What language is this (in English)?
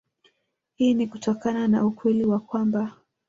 Swahili